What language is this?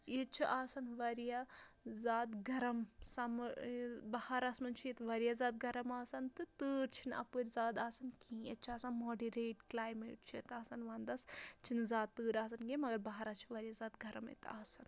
Kashmiri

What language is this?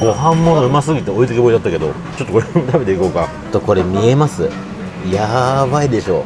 Japanese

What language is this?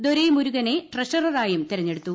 Malayalam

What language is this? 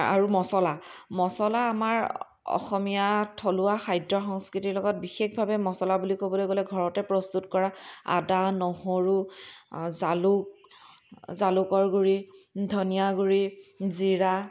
Assamese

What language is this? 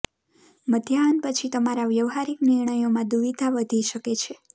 Gujarati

